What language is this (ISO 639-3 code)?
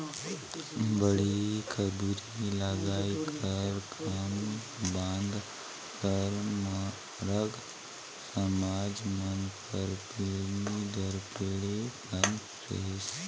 hne